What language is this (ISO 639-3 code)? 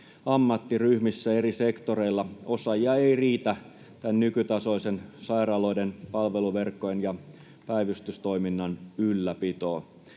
fin